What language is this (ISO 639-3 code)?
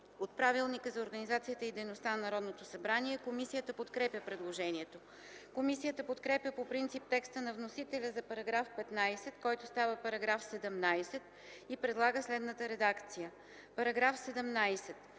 bul